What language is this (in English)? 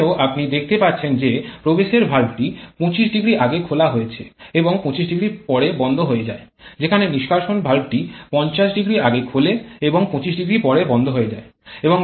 Bangla